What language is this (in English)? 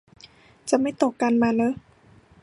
Thai